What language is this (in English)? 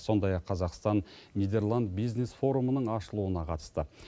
Kazakh